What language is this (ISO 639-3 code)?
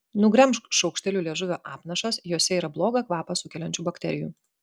lit